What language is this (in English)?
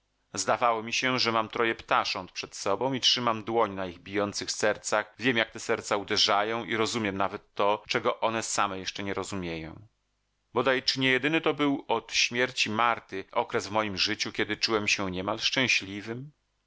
Polish